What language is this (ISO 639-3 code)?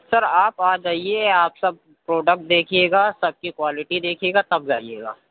urd